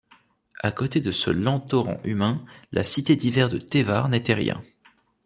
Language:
French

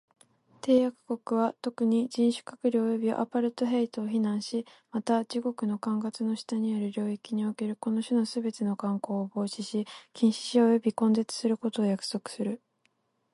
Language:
Japanese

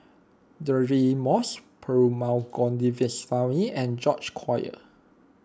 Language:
English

